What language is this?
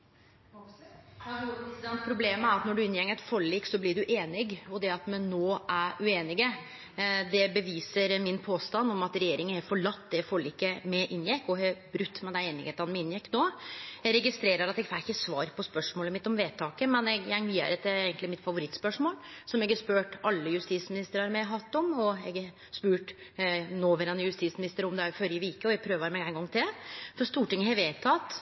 Norwegian Nynorsk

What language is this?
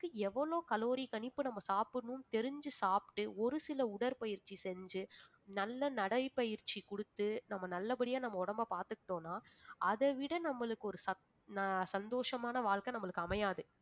Tamil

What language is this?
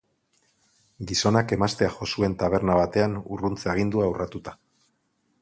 Basque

